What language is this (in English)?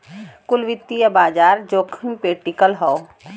Bhojpuri